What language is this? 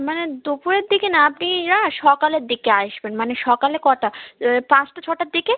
Bangla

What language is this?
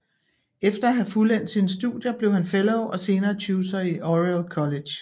Danish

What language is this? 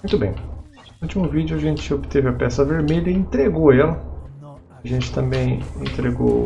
Portuguese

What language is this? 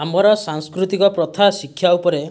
Odia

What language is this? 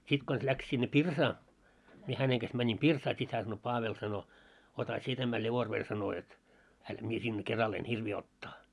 Finnish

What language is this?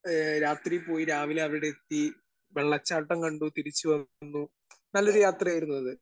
Malayalam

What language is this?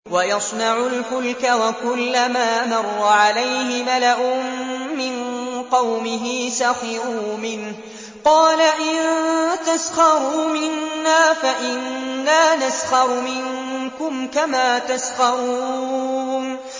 Arabic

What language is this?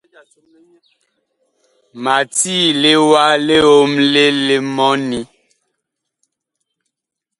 Bakoko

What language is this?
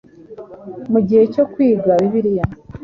Kinyarwanda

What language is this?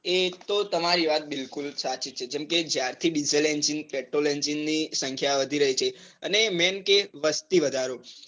Gujarati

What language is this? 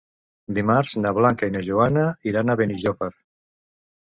Catalan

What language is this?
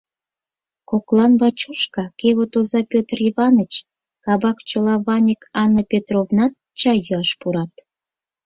Mari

